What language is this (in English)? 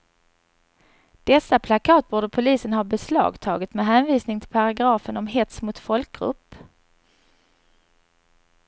Swedish